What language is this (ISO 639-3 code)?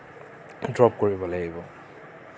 asm